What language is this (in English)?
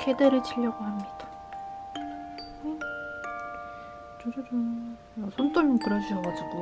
Korean